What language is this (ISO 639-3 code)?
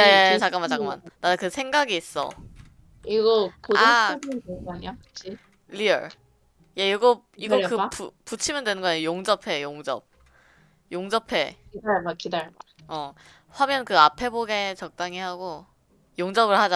kor